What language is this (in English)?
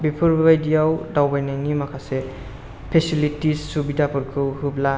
Bodo